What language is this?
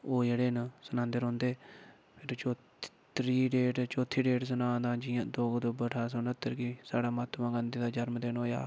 Dogri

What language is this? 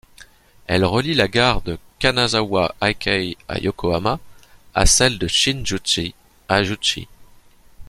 French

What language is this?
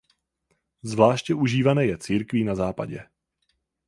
Czech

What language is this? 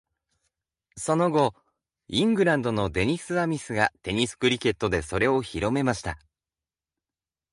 Japanese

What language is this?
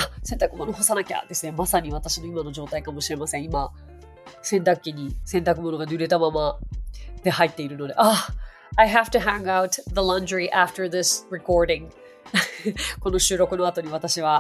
Japanese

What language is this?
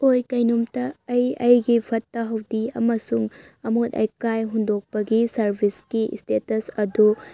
Manipuri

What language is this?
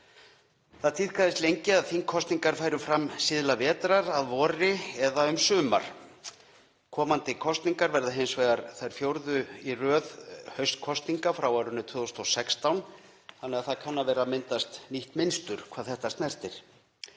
Icelandic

